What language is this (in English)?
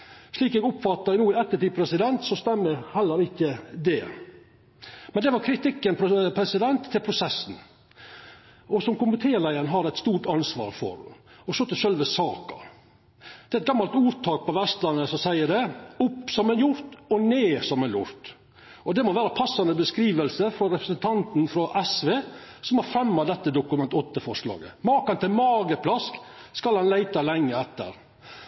Norwegian Nynorsk